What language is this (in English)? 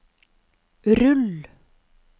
Norwegian